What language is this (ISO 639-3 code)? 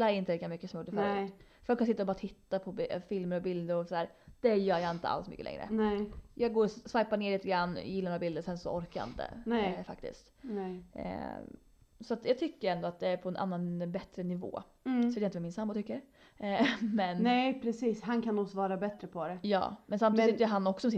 swe